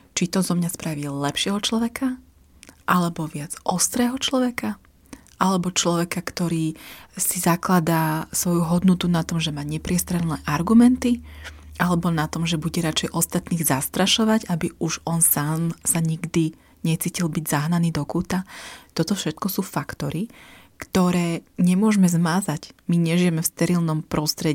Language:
Slovak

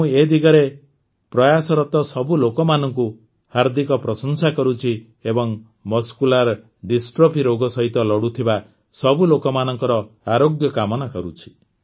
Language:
Odia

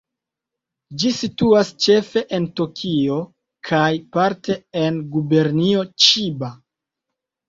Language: Esperanto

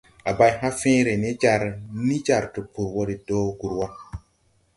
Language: Tupuri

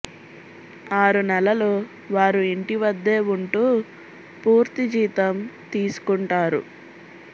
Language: Telugu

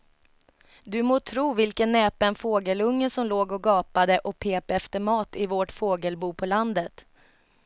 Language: Swedish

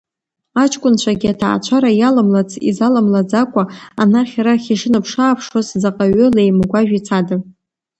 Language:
Abkhazian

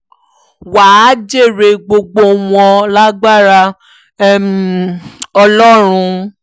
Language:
Yoruba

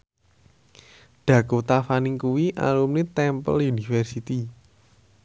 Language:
Javanese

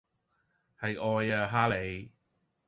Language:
Cantonese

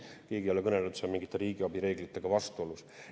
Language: Estonian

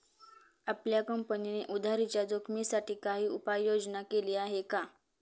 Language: Marathi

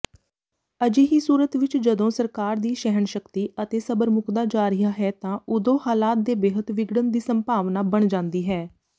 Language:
Punjabi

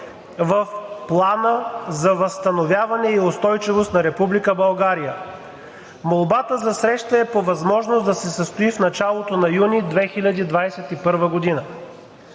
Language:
Bulgarian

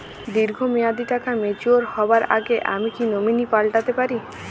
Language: Bangla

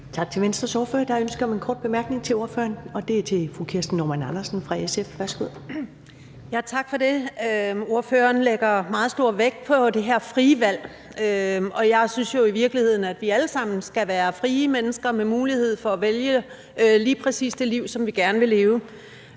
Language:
Danish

